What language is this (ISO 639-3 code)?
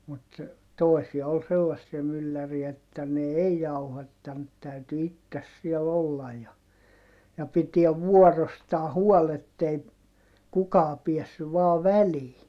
fin